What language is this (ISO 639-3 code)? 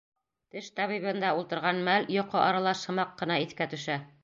bak